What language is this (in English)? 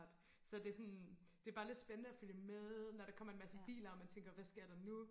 Danish